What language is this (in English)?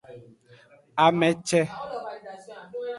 Aja (Benin)